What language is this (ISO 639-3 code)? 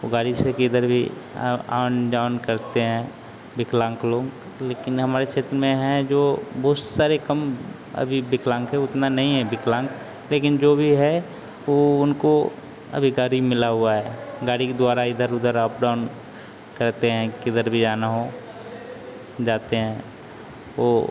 hin